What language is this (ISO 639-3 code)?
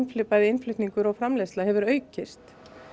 isl